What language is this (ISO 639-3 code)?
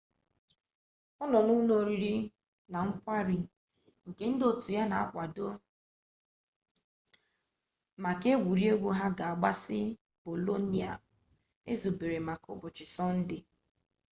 ibo